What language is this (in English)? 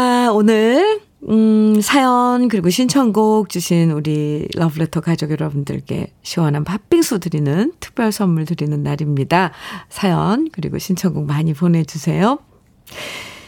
Korean